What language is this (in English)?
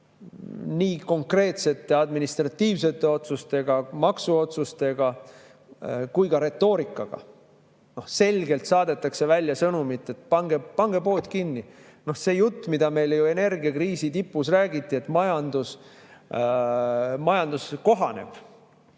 Estonian